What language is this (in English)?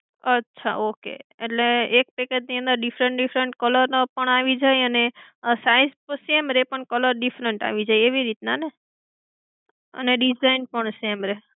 Gujarati